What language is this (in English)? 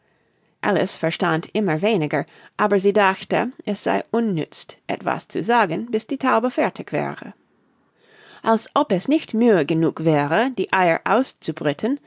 German